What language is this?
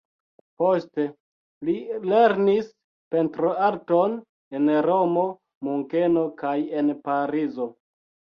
Esperanto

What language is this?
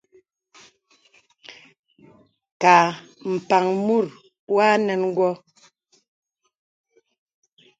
Bebele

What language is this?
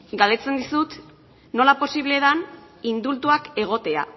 Basque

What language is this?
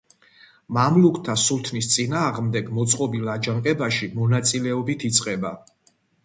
Georgian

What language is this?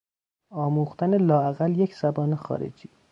Persian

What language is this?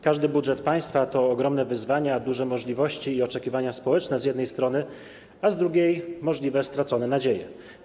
Polish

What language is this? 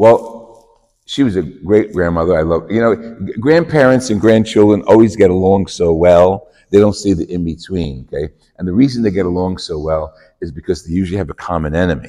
English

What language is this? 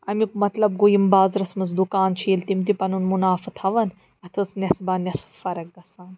Kashmiri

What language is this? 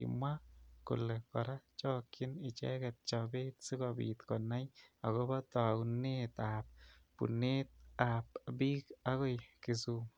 Kalenjin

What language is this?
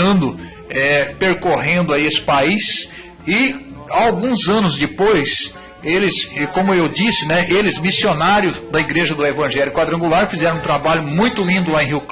Portuguese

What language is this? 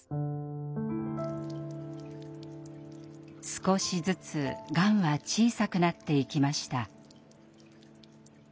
Japanese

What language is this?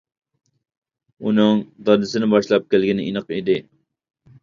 Uyghur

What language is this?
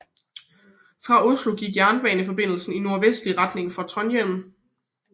Danish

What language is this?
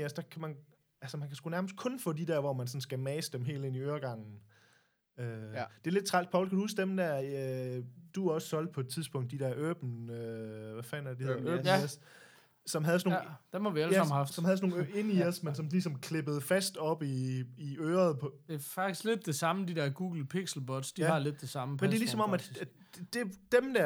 Danish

